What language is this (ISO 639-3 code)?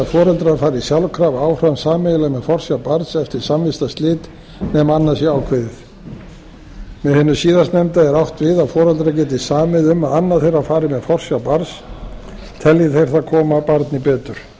isl